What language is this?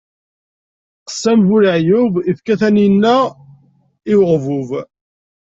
Kabyle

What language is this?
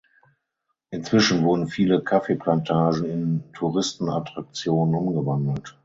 German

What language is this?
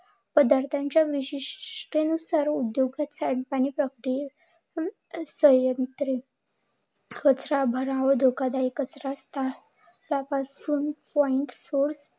Marathi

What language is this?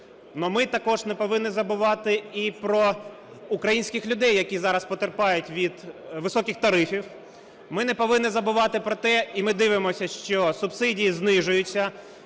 Ukrainian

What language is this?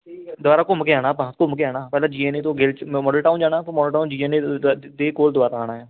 Punjabi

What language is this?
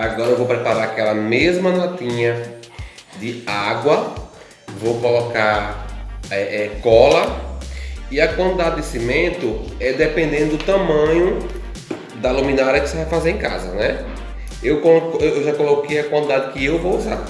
Portuguese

